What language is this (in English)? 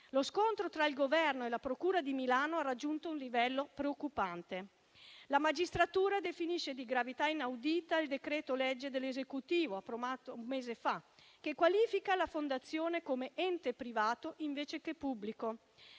Italian